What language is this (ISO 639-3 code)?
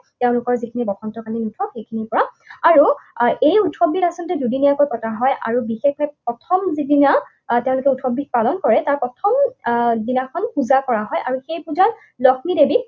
asm